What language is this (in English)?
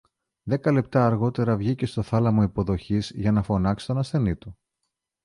Greek